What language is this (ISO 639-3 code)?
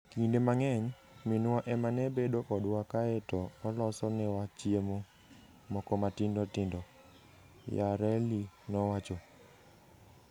luo